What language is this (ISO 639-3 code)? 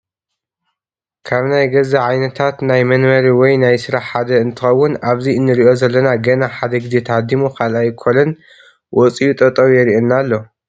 tir